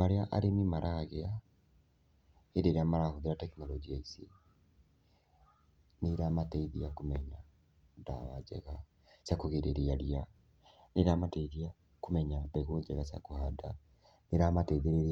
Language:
Kikuyu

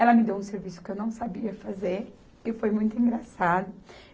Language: Portuguese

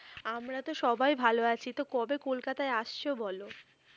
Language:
Bangla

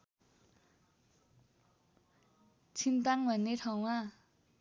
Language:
Nepali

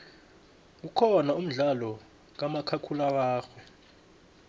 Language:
South Ndebele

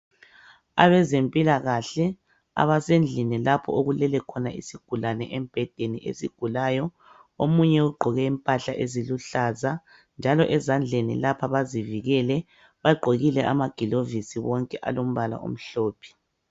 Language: North Ndebele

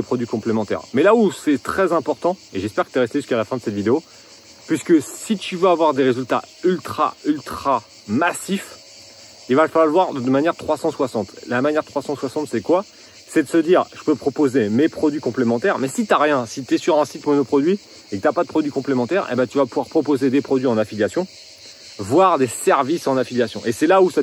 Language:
French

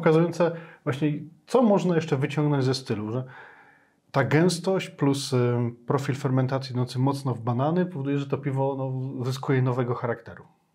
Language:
Polish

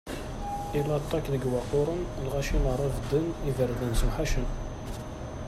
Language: Kabyle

